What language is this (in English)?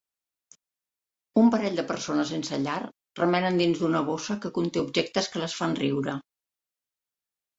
Catalan